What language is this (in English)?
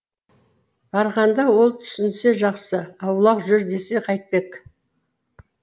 Kazakh